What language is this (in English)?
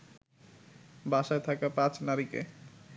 Bangla